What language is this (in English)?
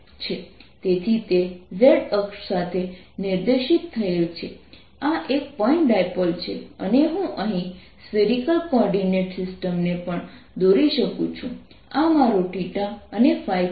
Gujarati